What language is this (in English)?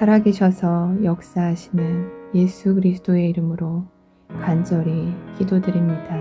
Korean